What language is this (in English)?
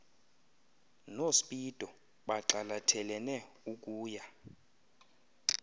Xhosa